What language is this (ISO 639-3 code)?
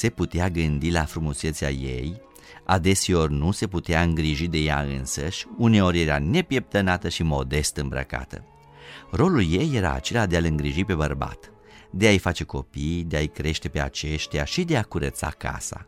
ron